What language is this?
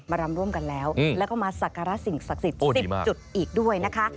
Thai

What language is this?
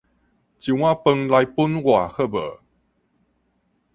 Min Nan Chinese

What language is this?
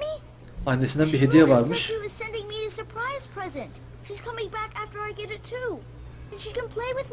Turkish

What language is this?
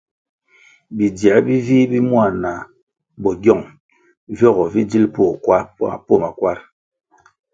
Kwasio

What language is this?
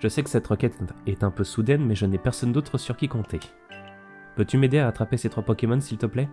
French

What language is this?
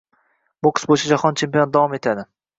Uzbek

